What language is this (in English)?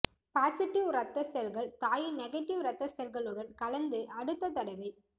Tamil